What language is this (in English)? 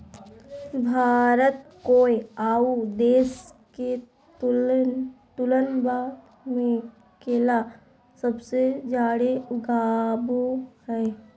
Magahi